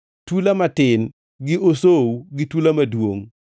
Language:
Luo (Kenya and Tanzania)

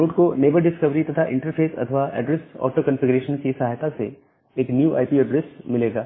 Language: Hindi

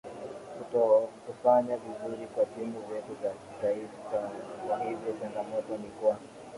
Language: Swahili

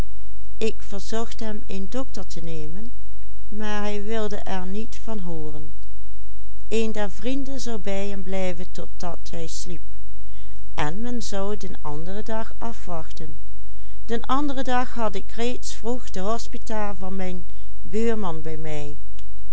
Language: Dutch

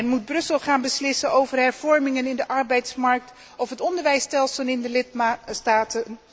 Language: Dutch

